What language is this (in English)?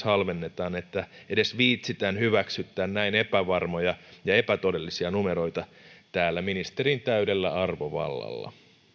Finnish